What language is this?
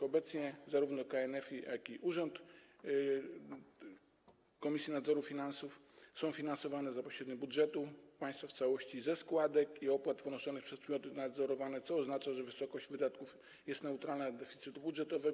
Polish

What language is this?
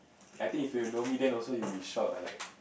English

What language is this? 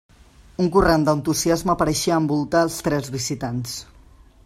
Catalan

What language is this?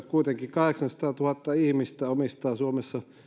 Finnish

